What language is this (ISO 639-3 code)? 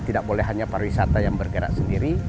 ind